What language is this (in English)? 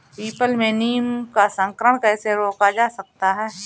Hindi